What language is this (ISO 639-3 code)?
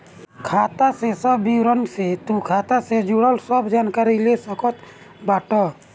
bho